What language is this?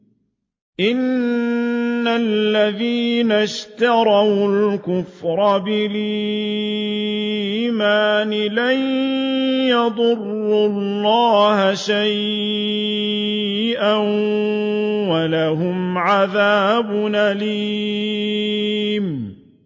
Arabic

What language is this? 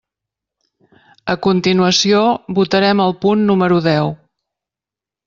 Catalan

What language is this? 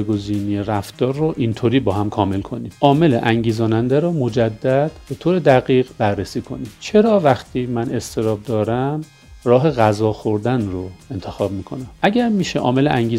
Persian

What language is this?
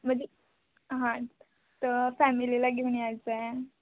Marathi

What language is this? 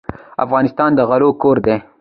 Pashto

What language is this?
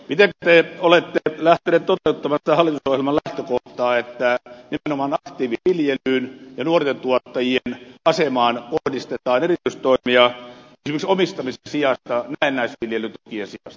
Finnish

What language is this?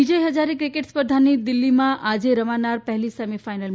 Gujarati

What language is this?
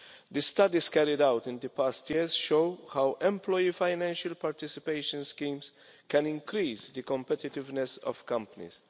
English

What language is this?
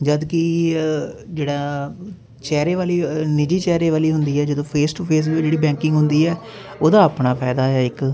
Punjabi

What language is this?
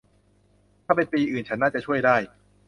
Thai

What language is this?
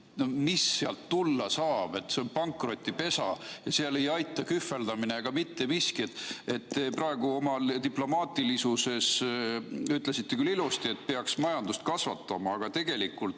Estonian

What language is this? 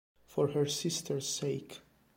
Italian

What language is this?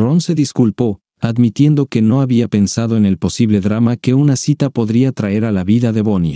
Spanish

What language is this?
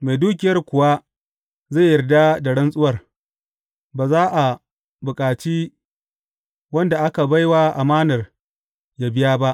Hausa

